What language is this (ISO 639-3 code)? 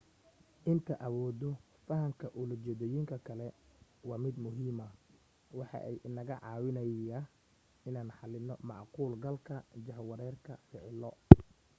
som